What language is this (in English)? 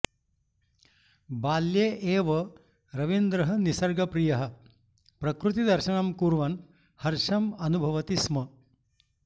Sanskrit